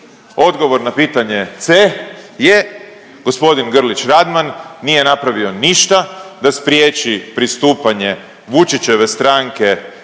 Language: Croatian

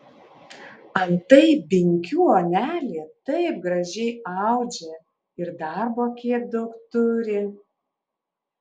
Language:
Lithuanian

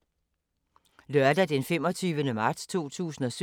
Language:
Danish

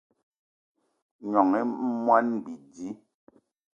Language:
Eton (Cameroon)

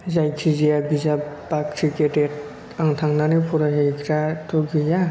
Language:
Bodo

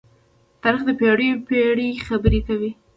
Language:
Pashto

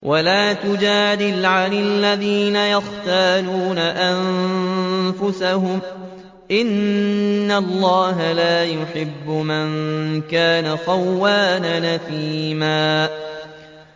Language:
Arabic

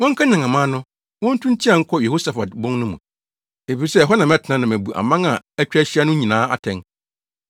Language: Akan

